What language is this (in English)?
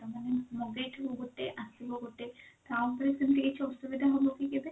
Odia